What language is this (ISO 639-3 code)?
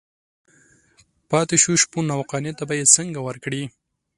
pus